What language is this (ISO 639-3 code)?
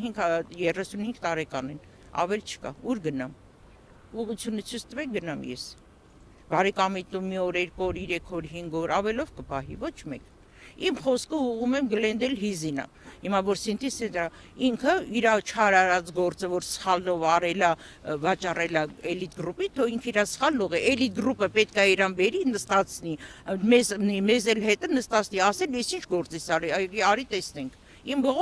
ron